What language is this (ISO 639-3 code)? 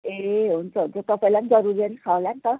nep